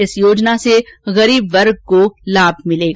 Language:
Hindi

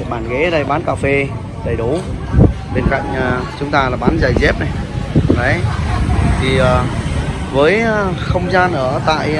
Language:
Vietnamese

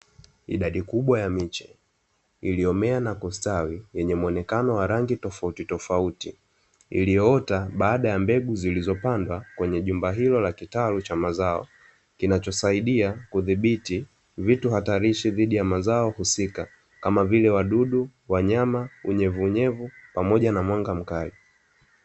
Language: Swahili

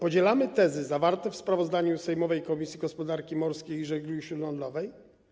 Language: Polish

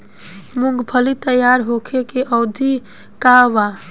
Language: Bhojpuri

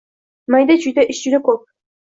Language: Uzbek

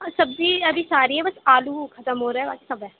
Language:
Urdu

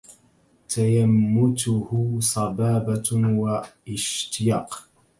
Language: Arabic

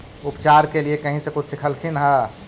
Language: Magahi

